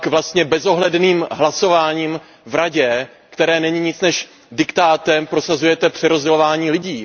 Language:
Czech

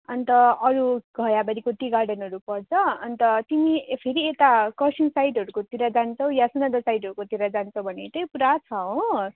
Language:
Nepali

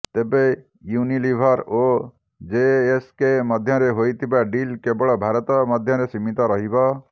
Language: Odia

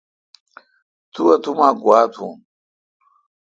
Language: Kalkoti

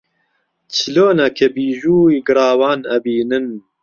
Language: Central Kurdish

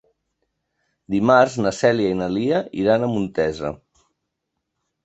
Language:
Catalan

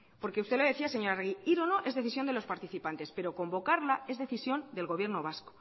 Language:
Spanish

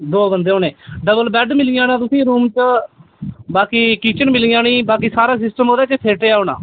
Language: Dogri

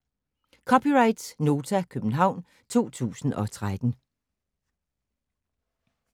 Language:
Danish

